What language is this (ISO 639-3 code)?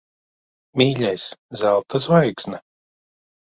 lav